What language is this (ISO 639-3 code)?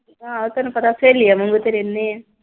pan